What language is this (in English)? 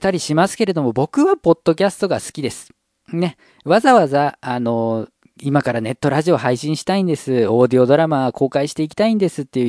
Japanese